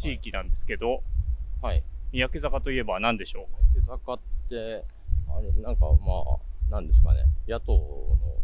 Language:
Japanese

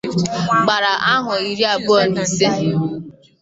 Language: Igbo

